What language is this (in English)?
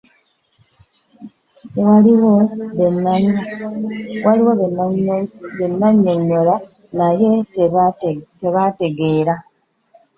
Ganda